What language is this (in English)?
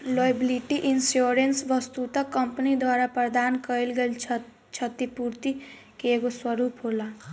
Bhojpuri